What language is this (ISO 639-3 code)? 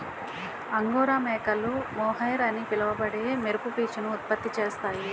tel